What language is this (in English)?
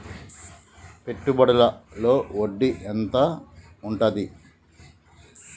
Telugu